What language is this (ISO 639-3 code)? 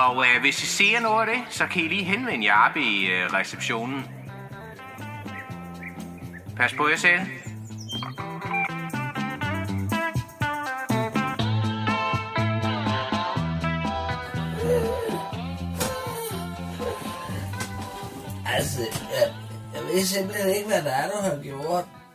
dan